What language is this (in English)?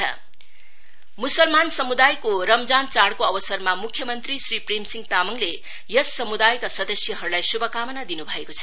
Nepali